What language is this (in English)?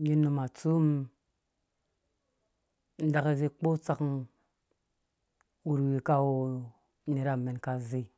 Dũya